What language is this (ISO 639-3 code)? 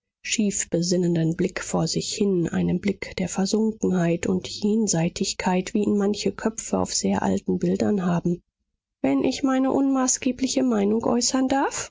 deu